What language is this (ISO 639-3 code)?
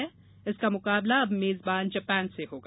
hin